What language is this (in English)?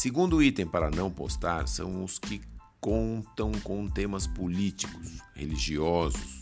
Portuguese